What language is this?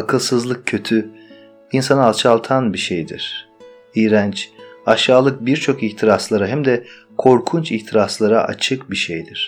Turkish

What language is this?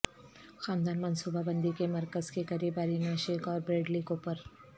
Urdu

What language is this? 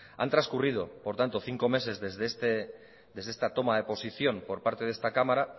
Spanish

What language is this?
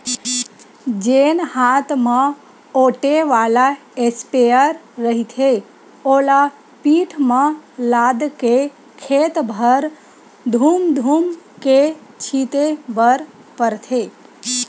Chhattisgarhi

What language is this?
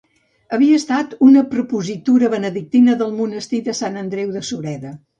Catalan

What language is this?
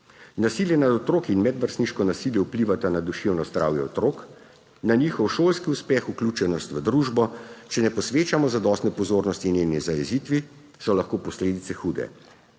Slovenian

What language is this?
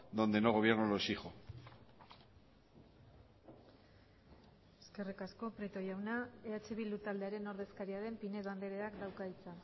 Basque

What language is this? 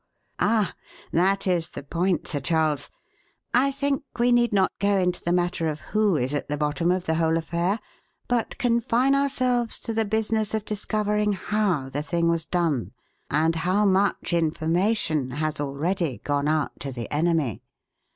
English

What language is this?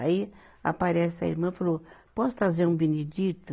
Portuguese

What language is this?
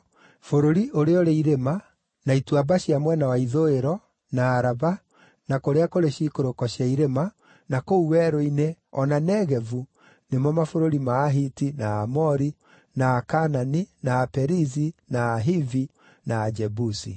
Kikuyu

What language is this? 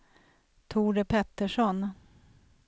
Swedish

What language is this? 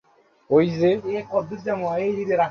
Bangla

